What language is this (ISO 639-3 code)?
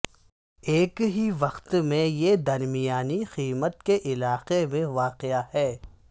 urd